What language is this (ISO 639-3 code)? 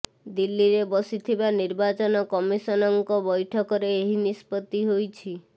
ori